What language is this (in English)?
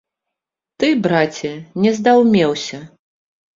Belarusian